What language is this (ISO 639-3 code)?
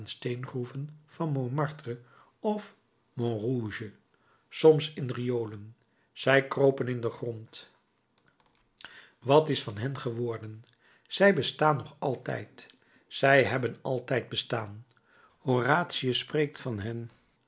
nld